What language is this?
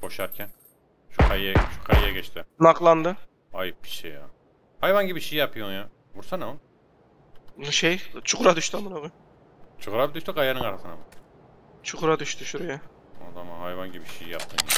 Turkish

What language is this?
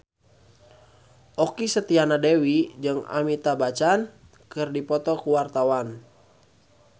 Sundanese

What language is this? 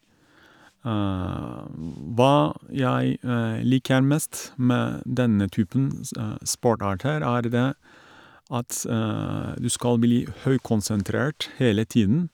Norwegian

